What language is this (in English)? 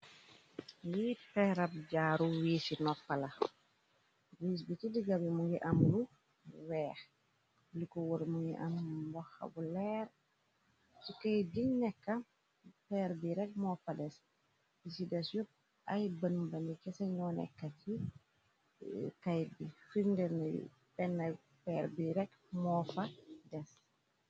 Wolof